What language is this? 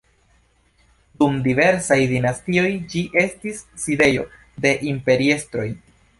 Esperanto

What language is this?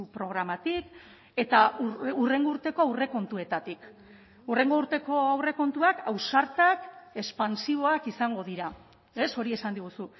Basque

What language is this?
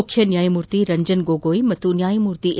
Kannada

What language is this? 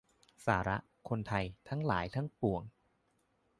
Thai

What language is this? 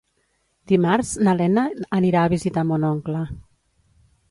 Catalan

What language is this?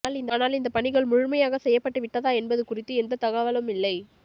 Tamil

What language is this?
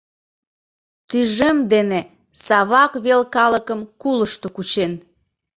Mari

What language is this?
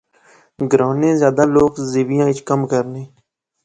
Pahari-Potwari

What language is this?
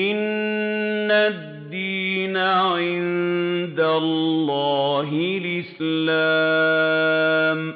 Arabic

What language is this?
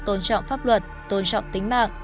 Vietnamese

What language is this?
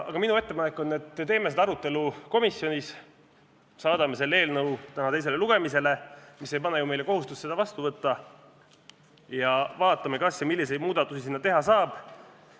Estonian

